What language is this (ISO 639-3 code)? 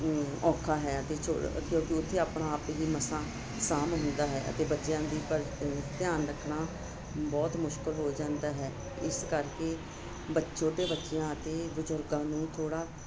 pan